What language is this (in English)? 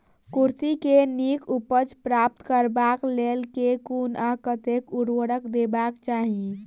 Maithili